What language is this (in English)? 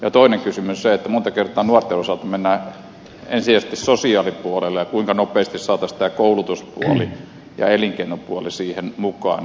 Finnish